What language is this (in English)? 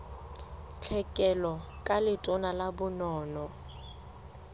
Southern Sotho